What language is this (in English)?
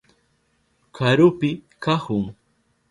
Southern Pastaza Quechua